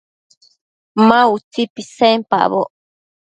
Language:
Matsés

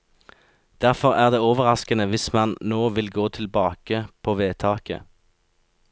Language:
Norwegian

